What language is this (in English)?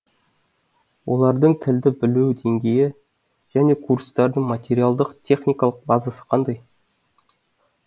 Kazakh